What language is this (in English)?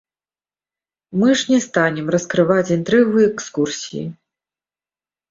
Belarusian